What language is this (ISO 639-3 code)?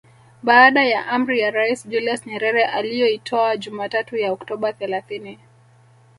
swa